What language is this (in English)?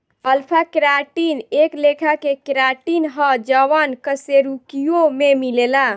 Bhojpuri